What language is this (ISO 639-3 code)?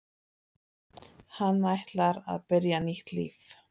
isl